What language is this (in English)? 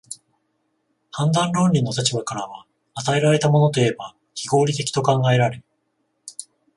Japanese